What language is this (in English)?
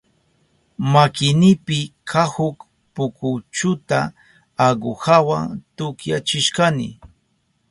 Southern Pastaza Quechua